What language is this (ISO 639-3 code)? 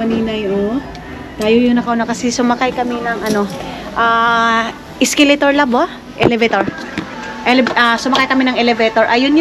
fil